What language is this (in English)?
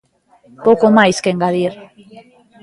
Galician